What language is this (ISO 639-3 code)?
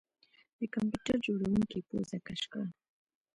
pus